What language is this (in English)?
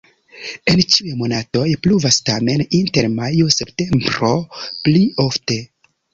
Esperanto